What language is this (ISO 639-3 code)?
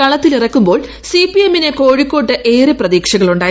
mal